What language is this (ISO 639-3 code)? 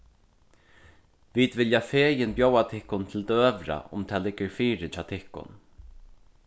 fao